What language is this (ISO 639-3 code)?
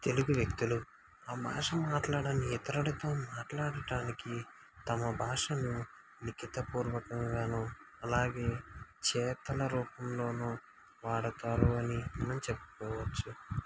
tel